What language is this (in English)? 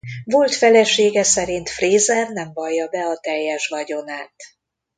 Hungarian